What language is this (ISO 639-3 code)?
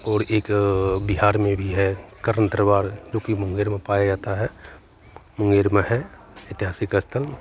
hin